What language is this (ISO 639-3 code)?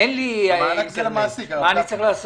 heb